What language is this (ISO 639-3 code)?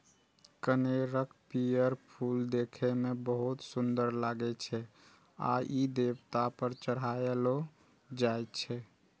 mai